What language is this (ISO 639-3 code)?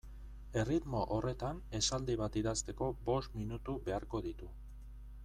eus